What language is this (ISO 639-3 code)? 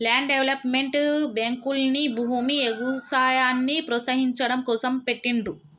tel